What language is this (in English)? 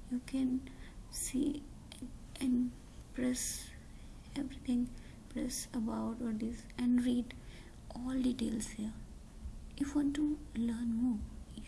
English